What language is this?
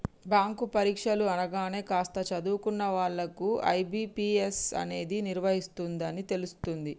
Telugu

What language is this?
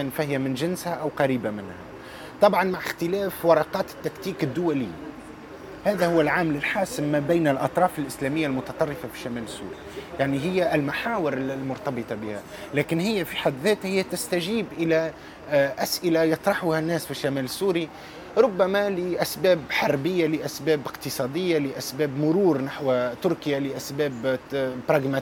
Arabic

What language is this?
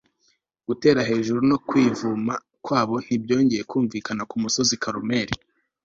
Kinyarwanda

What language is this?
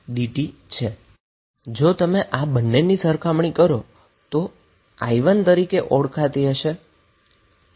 Gujarati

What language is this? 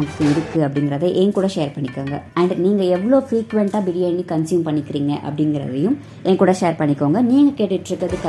Tamil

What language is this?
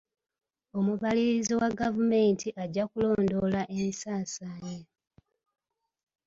Ganda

